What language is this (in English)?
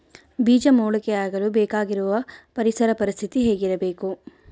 Kannada